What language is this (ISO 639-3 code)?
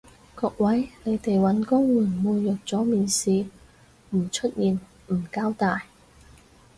yue